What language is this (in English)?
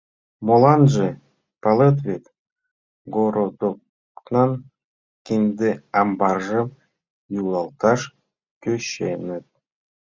Mari